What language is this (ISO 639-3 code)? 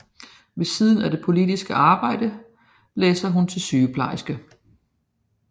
dan